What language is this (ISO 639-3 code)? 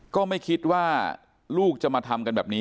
tha